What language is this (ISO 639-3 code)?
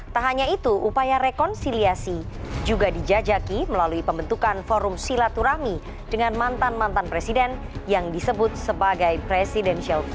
ind